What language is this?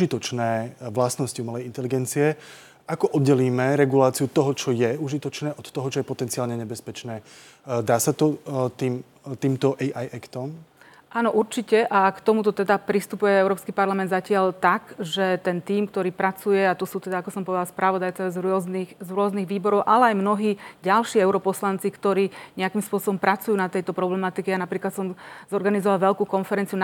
Slovak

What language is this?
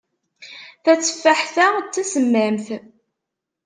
Kabyle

